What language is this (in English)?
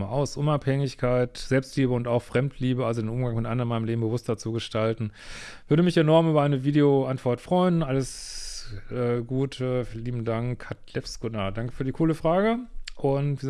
German